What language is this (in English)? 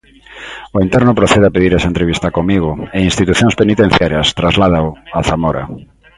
Galician